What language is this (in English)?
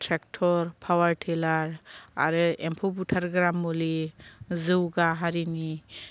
Bodo